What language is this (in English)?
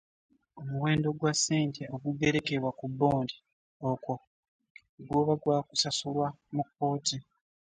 Ganda